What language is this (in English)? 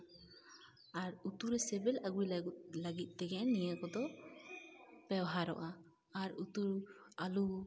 Santali